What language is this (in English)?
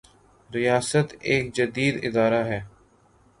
Urdu